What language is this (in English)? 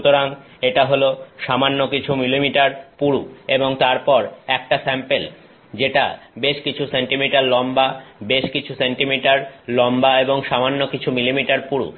Bangla